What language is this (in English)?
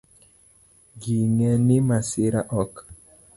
Luo (Kenya and Tanzania)